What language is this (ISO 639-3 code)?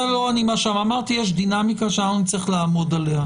heb